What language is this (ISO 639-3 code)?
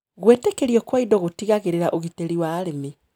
kik